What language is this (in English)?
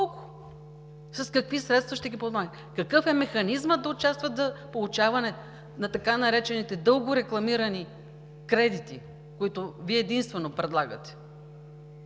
Bulgarian